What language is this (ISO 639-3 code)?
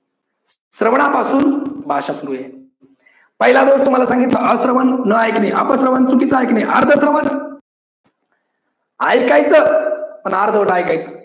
mar